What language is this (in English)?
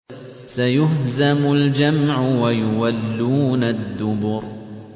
Arabic